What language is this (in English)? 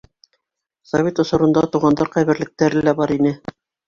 Bashkir